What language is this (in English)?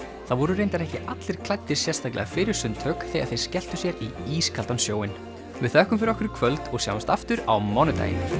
Icelandic